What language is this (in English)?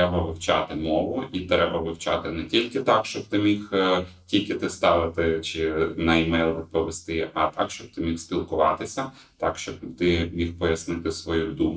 Ukrainian